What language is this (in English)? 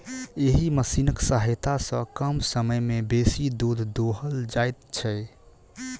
Maithili